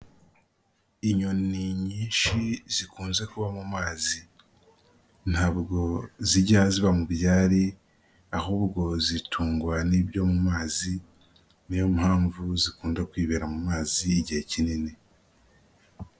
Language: Kinyarwanda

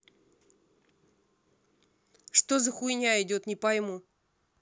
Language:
Russian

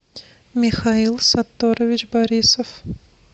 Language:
Russian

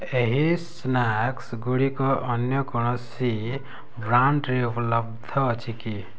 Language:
Odia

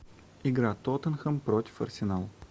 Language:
Russian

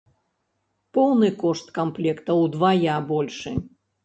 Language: Belarusian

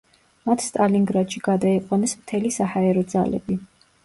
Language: Georgian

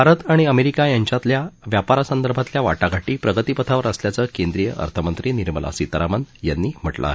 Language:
Marathi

